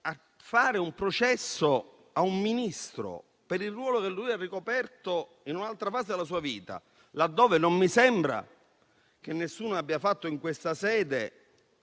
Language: Italian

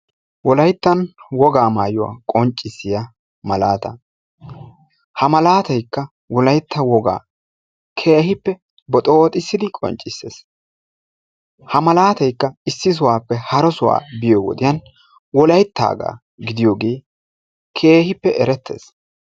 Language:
Wolaytta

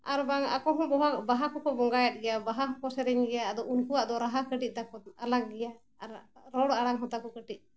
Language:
Santali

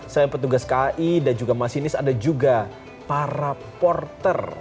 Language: Indonesian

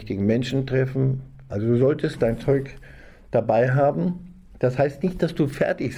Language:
German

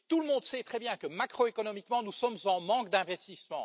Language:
French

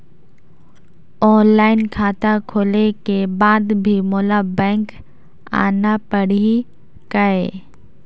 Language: Chhattisgarhi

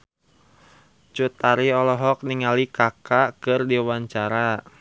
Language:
Sundanese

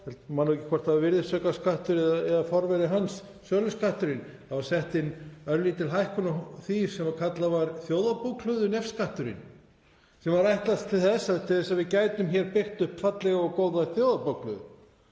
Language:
Icelandic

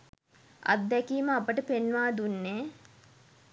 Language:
Sinhala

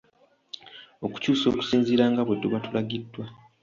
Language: Ganda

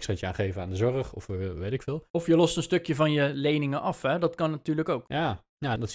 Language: Dutch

